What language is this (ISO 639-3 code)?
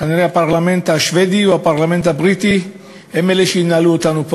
heb